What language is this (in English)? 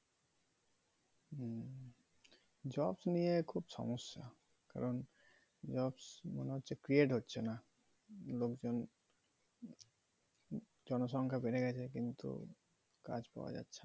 Bangla